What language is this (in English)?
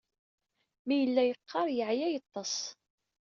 Kabyle